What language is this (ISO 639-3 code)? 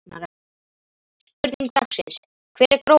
isl